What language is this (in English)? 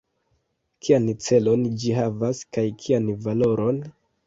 Esperanto